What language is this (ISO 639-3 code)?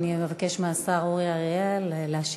heb